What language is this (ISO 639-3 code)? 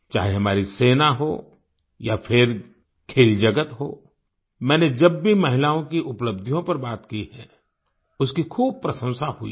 hin